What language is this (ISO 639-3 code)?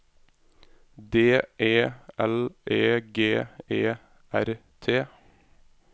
nor